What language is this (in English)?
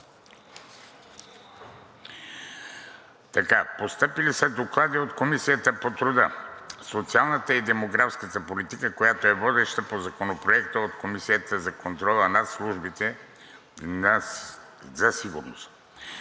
Bulgarian